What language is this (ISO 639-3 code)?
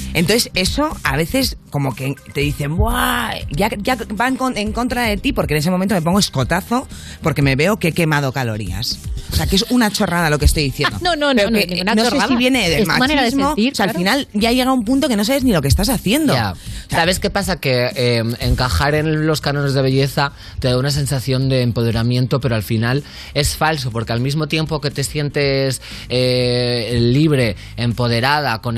spa